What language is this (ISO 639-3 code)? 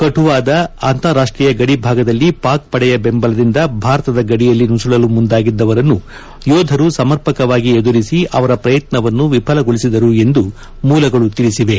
kan